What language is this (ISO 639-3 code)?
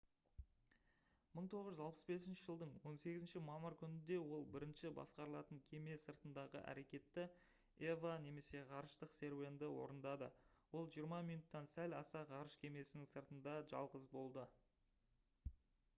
kaz